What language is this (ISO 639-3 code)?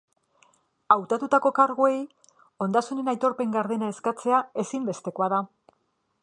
eus